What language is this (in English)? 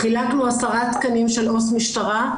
Hebrew